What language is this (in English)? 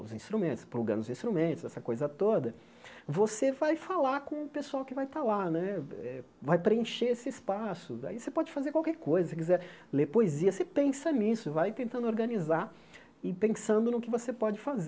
Portuguese